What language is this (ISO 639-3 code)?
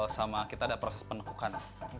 ind